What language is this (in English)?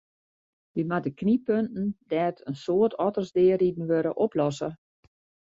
Western Frisian